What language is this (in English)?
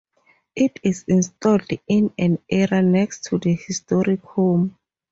English